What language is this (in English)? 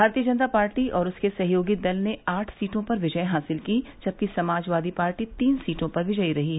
Hindi